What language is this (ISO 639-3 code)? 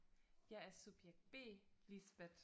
dan